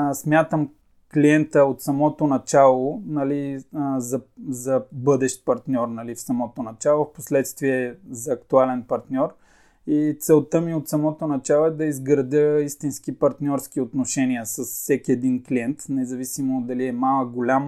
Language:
Bulgarian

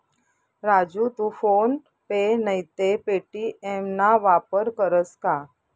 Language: Marathi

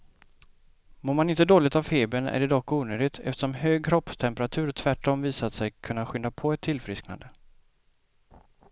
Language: Swedish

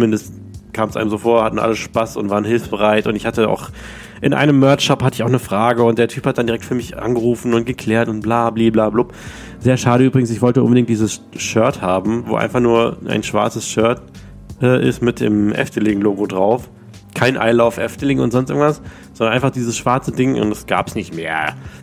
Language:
German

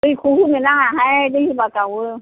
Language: Bodo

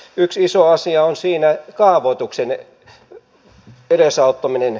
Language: Finnish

